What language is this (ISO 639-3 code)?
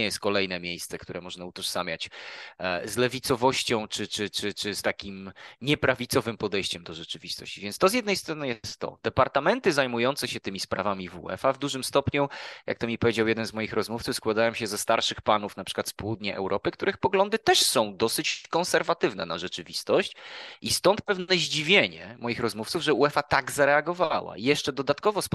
pol